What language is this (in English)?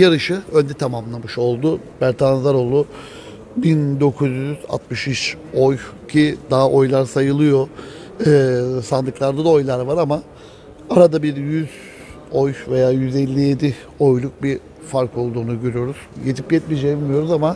Turkish